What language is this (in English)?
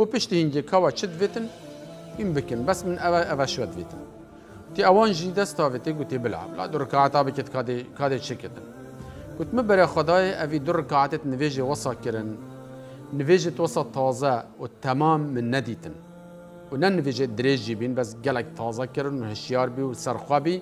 Arabic